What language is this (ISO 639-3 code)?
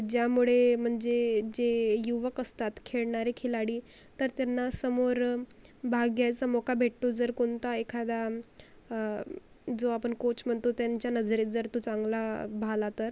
mar